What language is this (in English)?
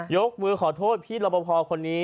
Thai